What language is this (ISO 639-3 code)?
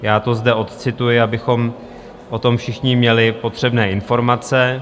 ces